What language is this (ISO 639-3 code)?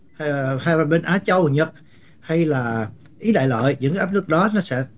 vie